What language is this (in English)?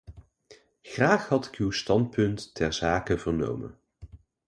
Dutch